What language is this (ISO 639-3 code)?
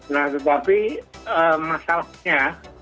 ind